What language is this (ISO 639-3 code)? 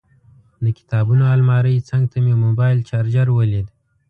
pus